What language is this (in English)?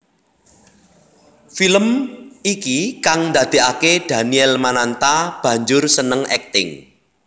Javanese